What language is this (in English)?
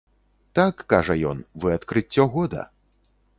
Belarusian